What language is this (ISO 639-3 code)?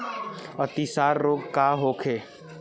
bho